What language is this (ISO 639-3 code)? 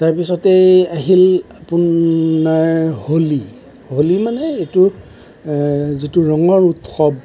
asm